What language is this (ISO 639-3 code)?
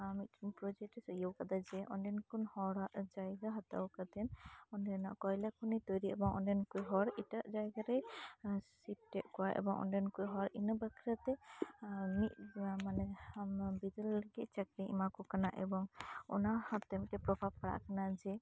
sat